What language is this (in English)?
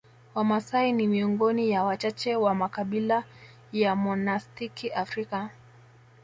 Swahili